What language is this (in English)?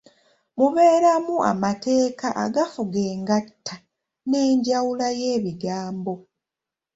Ganda